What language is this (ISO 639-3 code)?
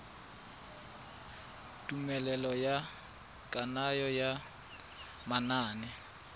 tsn